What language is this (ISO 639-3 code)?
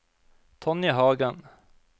nor